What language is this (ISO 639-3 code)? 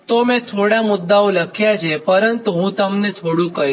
guj